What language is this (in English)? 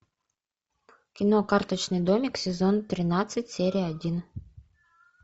Russian